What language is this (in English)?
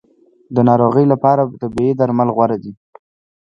Pashto